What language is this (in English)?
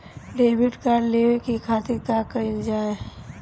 Bhojpuri